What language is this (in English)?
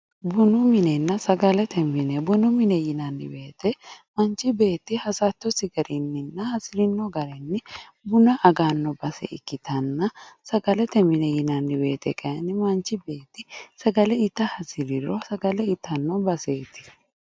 Sidamo